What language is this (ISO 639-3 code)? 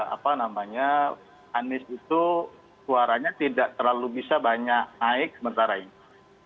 ind